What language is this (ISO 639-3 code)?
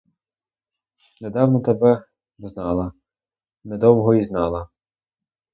ukr